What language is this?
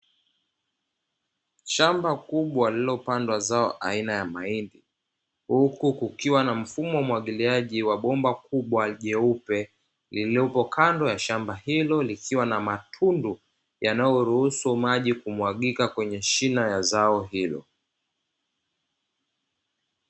Swahili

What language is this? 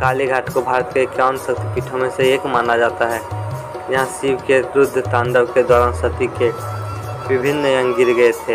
Hindi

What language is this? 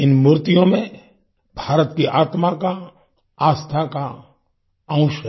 Hindi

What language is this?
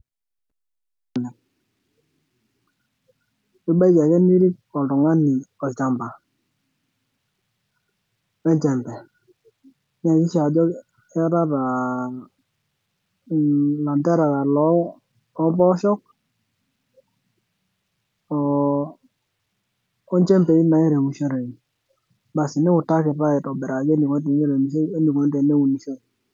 Masai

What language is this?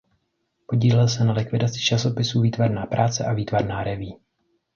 Czech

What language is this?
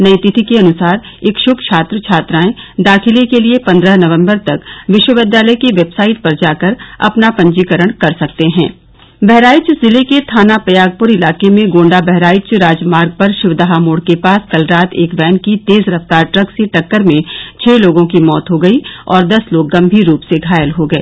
Hindi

